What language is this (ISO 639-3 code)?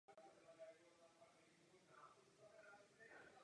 ces